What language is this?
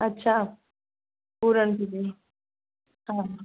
Sindhi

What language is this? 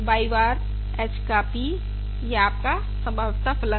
Hindi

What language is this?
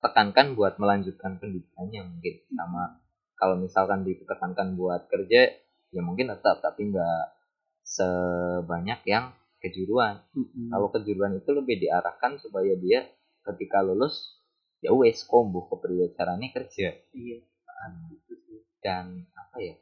Indonesian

